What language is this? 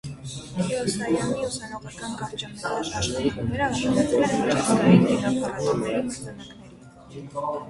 Armenian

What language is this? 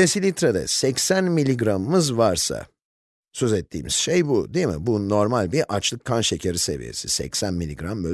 Turkish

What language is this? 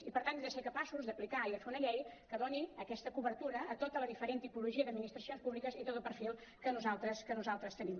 Catalan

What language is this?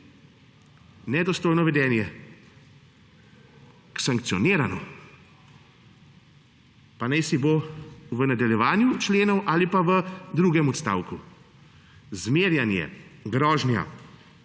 Slovenian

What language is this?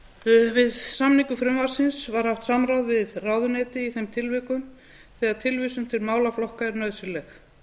Icelandic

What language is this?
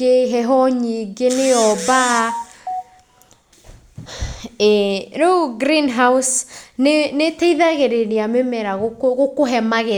Kikuyu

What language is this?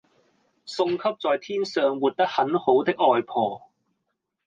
Cantonese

